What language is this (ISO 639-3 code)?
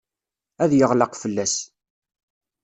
kab